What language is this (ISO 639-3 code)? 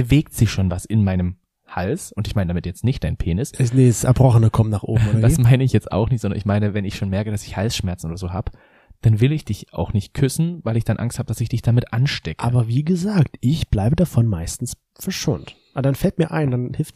deu